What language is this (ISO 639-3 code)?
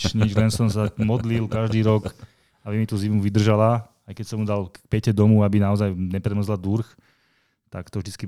slk